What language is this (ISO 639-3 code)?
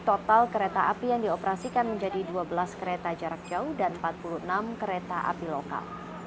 ind